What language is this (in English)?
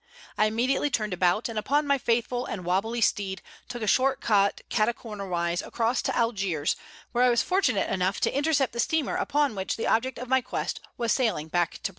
English